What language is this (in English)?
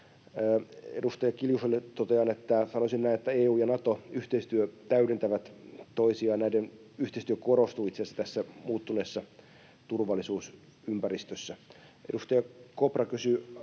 Finnish